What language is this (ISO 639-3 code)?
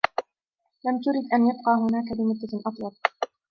ara